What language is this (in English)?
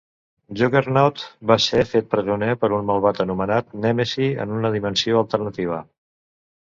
Catalan